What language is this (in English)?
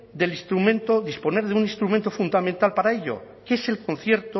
Spanish